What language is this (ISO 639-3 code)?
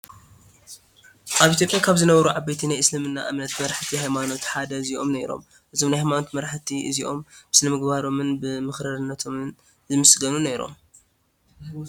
tir